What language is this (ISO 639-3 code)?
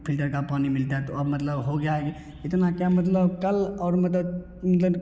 hin